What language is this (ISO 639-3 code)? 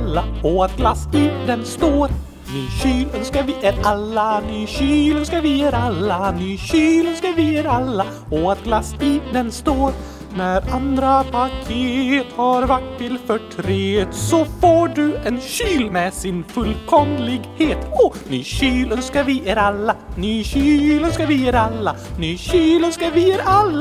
swe